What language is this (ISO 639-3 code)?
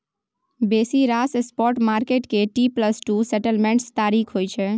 mai